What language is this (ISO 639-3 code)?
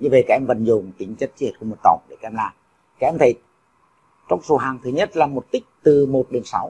vie